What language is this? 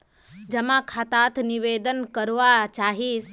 Magahi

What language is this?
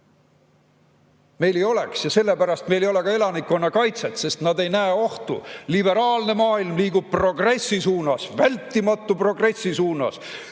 Estonian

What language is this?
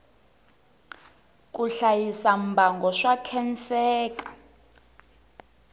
Tsonga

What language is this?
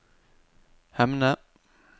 Norwegian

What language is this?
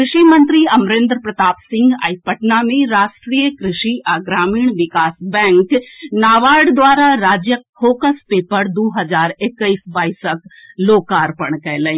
Maithili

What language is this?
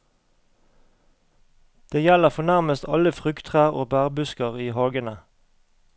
Norwegian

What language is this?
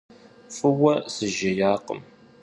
Kabardian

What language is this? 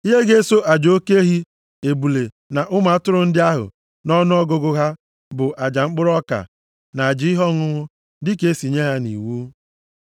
Igbo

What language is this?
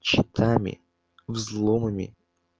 Russian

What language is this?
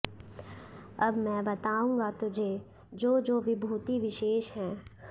Sanskrit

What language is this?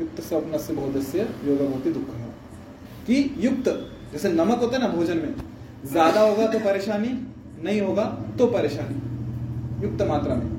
Hindi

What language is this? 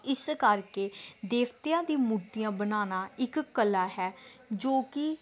Punjabi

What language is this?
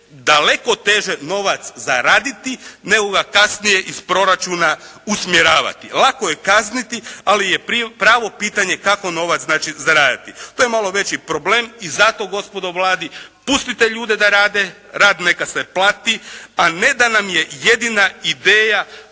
Croatian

